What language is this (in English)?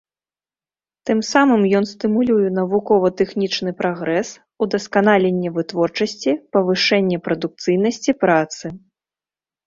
Belarusian